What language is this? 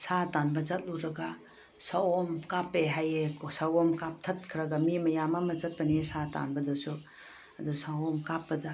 Manipuri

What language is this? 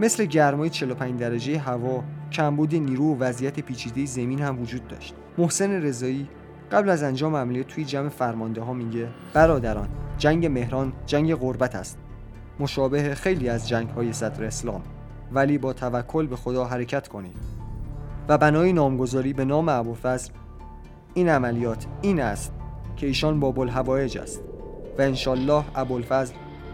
Persian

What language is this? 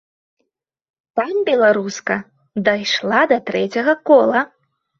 Belarusian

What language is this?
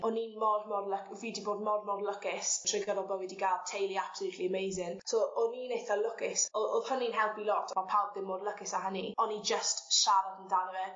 Welsh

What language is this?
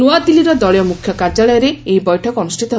Odia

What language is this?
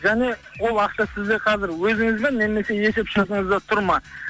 Kazakh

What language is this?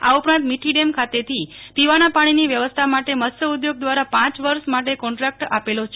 Gujarati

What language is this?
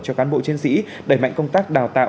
Vietnamese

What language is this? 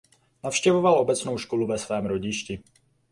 Czech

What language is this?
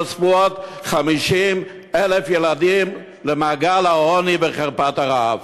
Hebrew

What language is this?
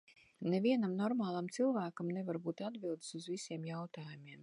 Latvian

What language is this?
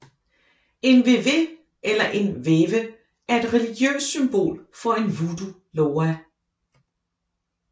Danish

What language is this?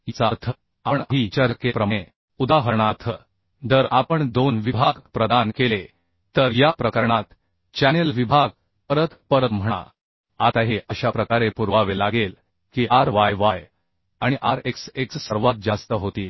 Marathi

